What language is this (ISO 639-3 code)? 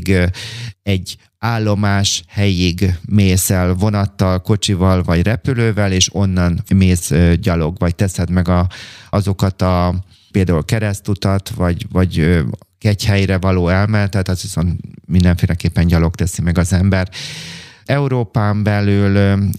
hun